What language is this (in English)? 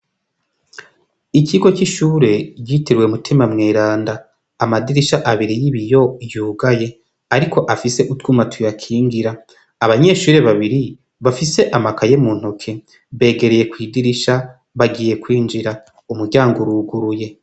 Rundi